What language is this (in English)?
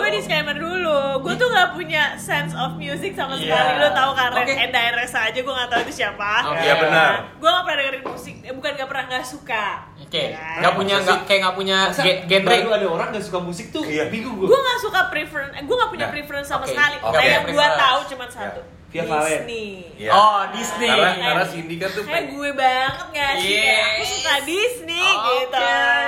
Indonesian